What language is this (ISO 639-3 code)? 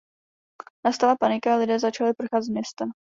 ces